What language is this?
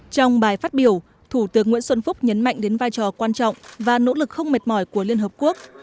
Vietnamese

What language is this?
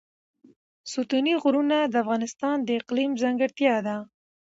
Pashto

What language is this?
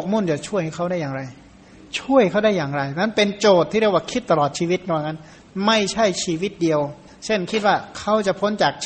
Thai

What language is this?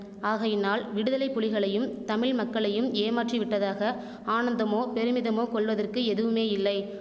Tamil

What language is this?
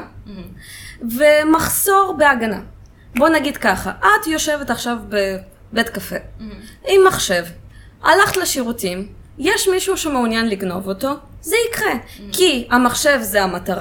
Hebrew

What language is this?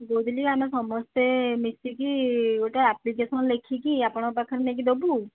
Odia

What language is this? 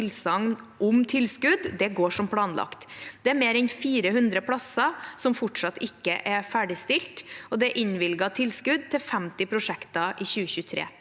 Norwegian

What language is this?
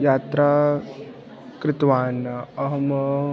Sanskrit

